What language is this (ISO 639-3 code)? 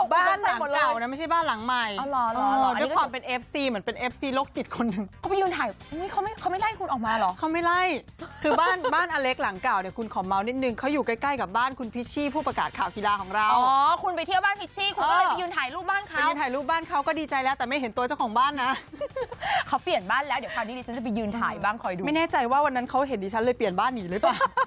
tha